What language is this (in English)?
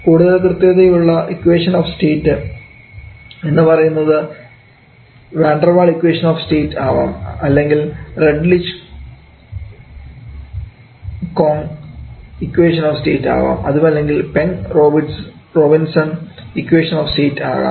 Malayalam